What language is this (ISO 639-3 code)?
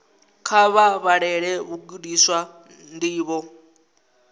ven